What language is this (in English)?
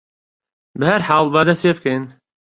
Central Kurdish